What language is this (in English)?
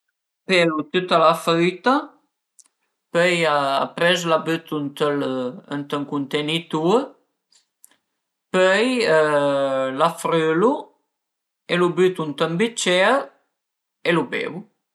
Piedmontese